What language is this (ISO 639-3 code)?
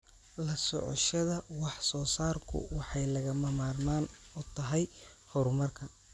som